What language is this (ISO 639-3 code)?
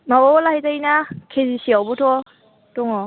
brx